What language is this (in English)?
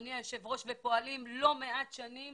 Hebrew